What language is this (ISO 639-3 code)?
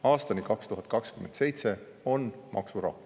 est